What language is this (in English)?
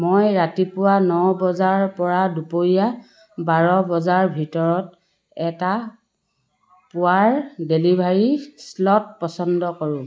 Assamese